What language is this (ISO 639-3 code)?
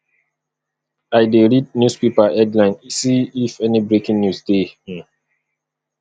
pcm